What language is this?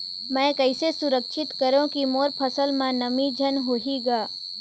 Chhattisgarhi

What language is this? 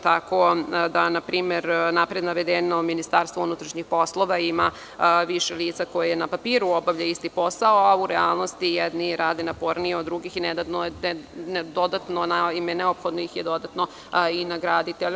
Serbian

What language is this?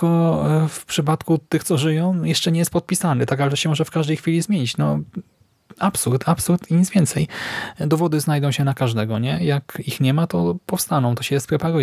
Polish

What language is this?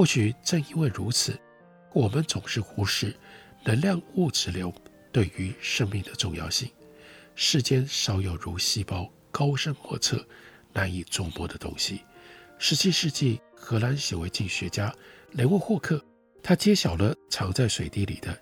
Chinese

